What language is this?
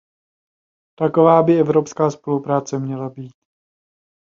Czech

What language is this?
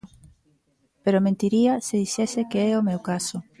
Galician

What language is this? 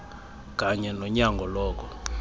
Xhosa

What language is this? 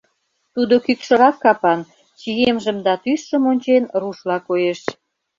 Mari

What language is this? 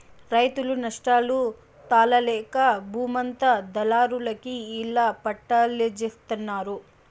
Telugu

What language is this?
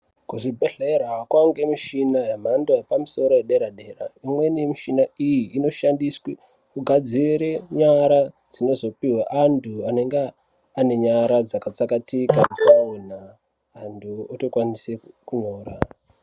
Ndau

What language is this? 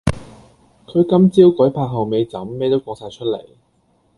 Cantonese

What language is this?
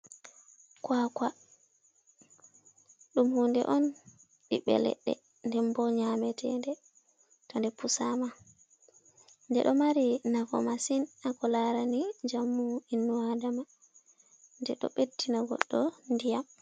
Fula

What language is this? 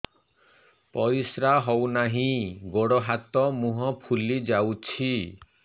Odia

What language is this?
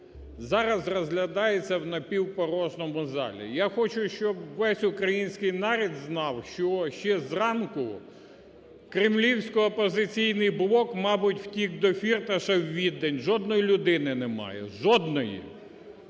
Ukrainian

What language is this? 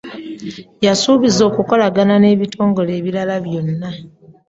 Ganda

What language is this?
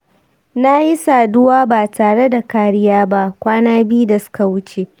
Hausa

